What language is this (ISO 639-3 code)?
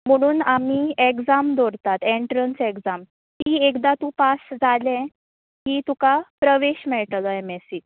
kok